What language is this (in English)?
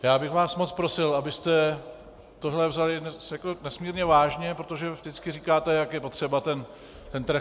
Czech